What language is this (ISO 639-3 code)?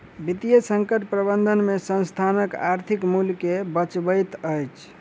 mai